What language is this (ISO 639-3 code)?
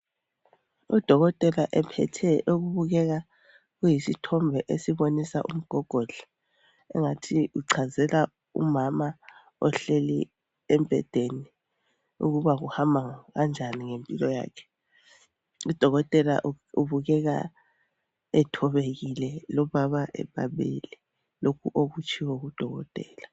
nde